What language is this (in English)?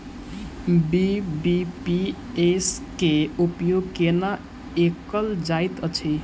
Maithili